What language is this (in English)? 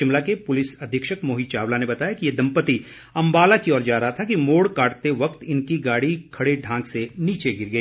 Hindi